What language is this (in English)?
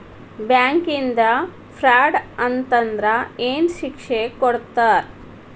Kannada